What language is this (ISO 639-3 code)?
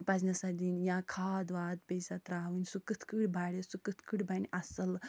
kas